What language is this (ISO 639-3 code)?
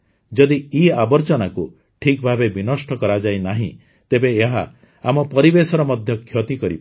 ori